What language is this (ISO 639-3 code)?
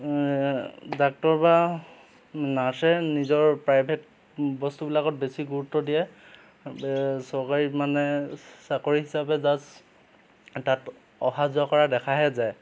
asm